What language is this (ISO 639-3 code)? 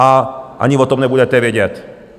ces